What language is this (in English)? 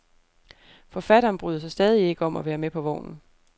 Danish